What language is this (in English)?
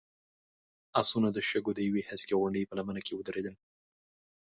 Pashto